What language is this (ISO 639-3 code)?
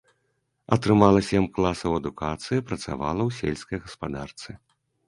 bel